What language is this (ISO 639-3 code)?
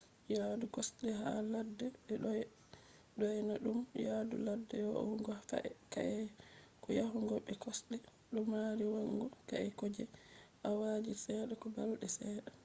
ful